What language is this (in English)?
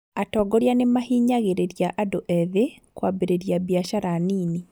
Kikuyu